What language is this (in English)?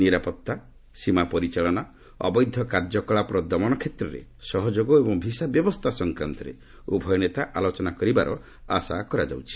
Odia